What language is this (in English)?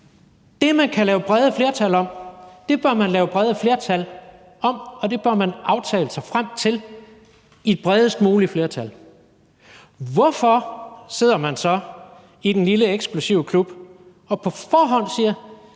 Danish